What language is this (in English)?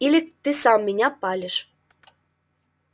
Russian